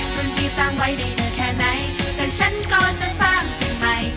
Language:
Thai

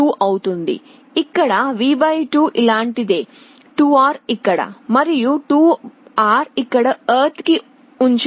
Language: Telugu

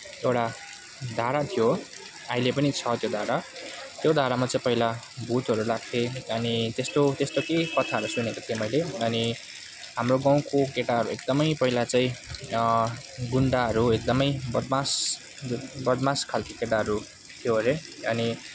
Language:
Nepali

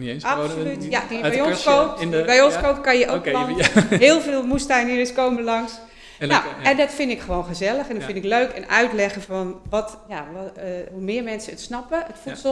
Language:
Dutch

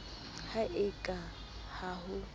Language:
Southern Sotho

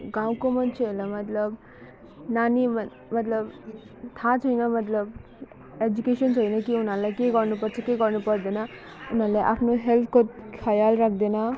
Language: Nepali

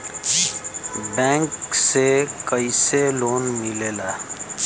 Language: Bhojpuri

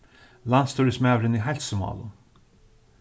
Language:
Faroese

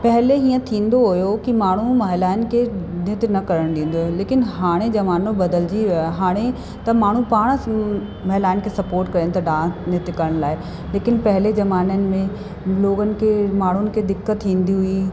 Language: Sindhi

